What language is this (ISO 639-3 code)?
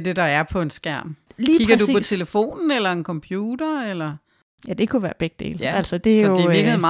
dan